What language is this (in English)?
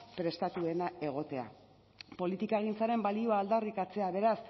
Basque